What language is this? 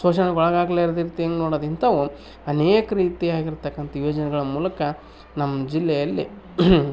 Kannada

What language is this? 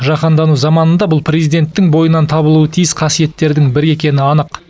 Kazakh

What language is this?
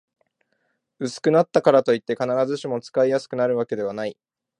Japanese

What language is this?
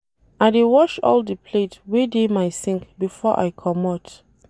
Nigerian Pidgin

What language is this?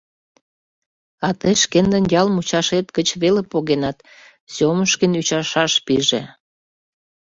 Mari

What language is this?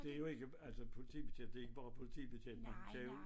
Danish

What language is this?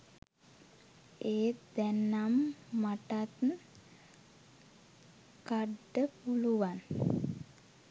Sinhala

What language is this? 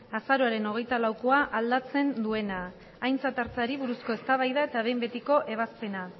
Basque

